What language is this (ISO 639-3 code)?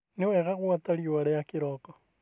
kik